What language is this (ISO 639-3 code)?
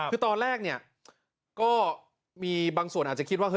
tha